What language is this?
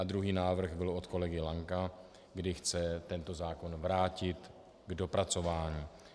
Czech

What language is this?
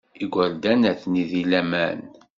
Kabyle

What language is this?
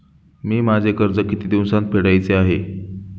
Marathi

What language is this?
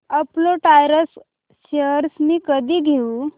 Marathi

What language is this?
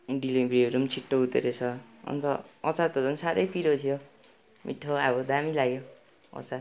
Nepali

